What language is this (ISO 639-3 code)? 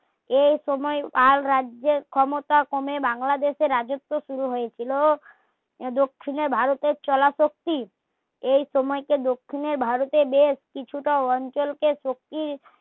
ben